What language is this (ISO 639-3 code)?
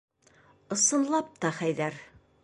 bak